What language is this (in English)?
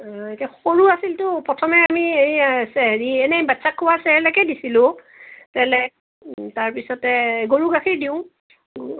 Assamese